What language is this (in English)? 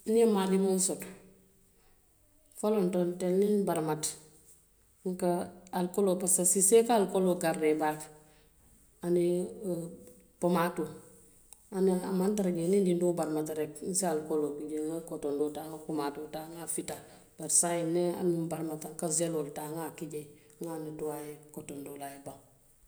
Western Maninkakan